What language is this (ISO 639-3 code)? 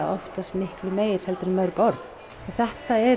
isl